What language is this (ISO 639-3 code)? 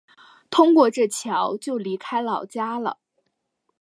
zho